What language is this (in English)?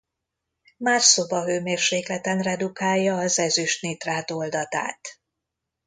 Hungarian